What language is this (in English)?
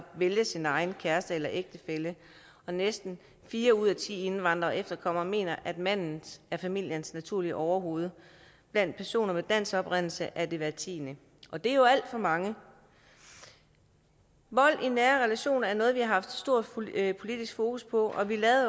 Danish